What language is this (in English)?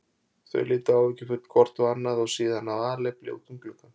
Icelandic